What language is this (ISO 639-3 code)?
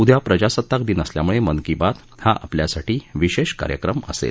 mar